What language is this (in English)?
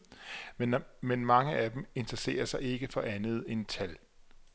Danish